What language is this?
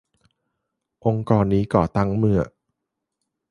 Thai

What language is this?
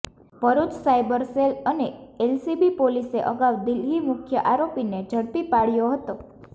Gujarati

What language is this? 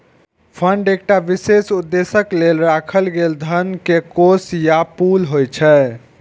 Maithili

